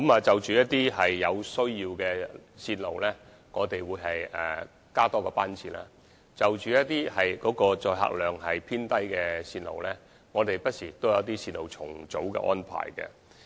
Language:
Cantonese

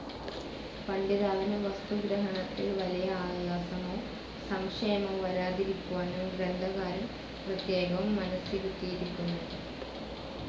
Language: Malayalam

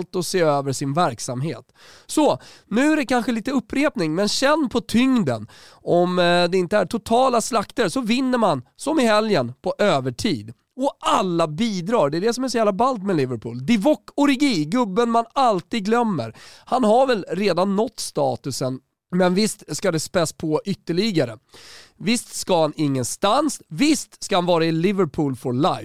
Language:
Swedish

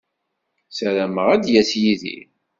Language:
Kabyle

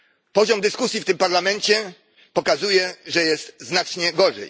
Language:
Polish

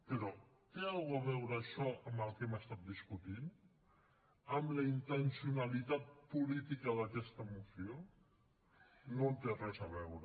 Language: Catalan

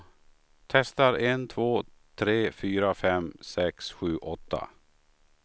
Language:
Swedish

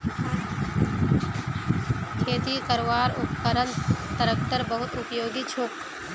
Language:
Magahi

